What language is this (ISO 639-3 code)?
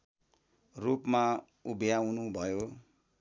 nep